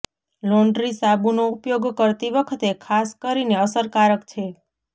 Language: Gujarati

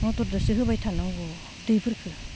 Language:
Bodo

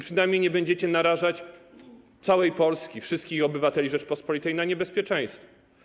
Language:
Polish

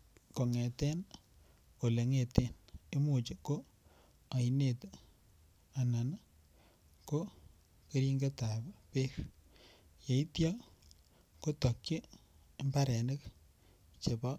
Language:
Kalenjin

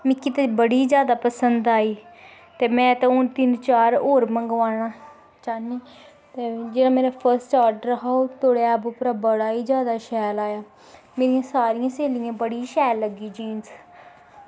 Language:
Dogri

